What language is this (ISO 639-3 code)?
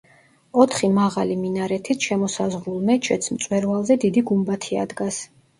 kat